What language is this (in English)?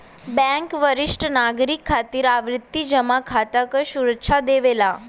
Bhojpuri